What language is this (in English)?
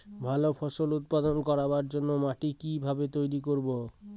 Bangla